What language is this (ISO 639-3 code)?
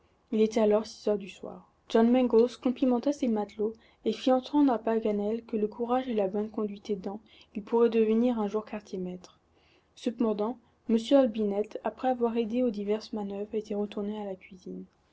fra